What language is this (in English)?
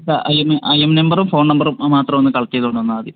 Malayalam